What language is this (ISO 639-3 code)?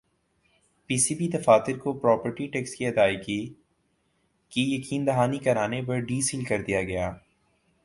urd